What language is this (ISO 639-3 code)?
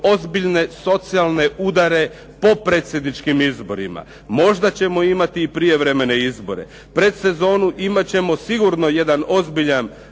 hrv